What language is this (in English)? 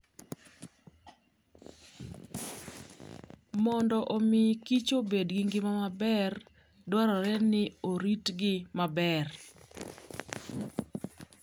Luo (Kenya and Tanzania)